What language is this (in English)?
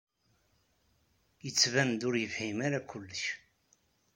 Kabyle